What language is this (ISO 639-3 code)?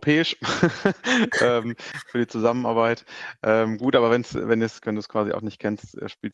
deu